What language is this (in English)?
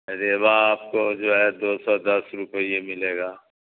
Urdu